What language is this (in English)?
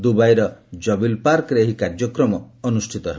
Odia